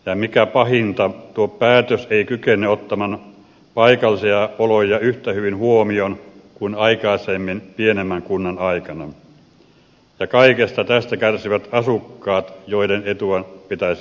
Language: Finnish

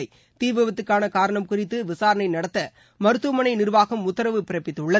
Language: Tamil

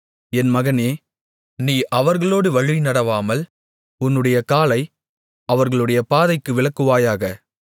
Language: Tamil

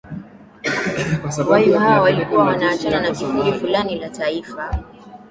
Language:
Swahili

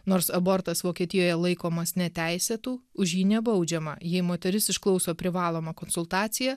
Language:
Lithuanian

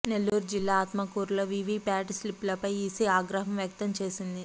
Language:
Telugu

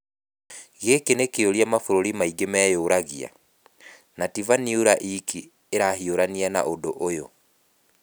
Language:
Kikuyu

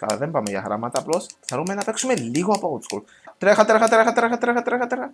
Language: Greek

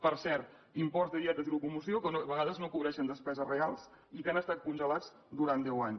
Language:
Catalan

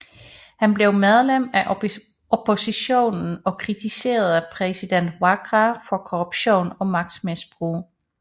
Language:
Danish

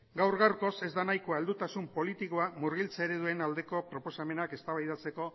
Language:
Basque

